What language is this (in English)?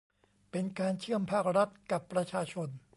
Thai